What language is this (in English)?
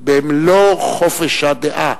Hebrew